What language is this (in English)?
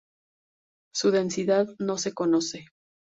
Spanish